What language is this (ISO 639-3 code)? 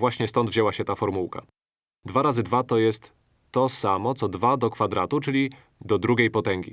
pol